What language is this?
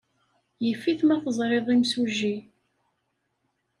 Kabyle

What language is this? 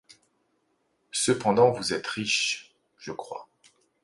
French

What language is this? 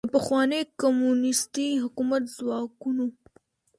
Pashto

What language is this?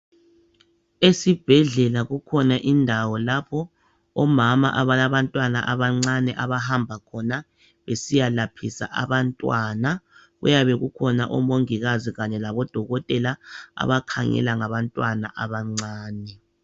North Ndebele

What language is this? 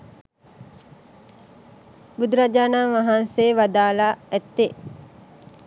Sinhala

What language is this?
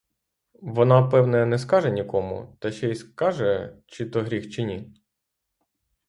Ukrainian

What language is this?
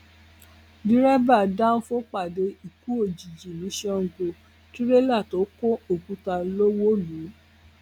Yoruba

